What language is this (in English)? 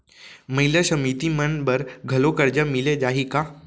Chhattisgarhi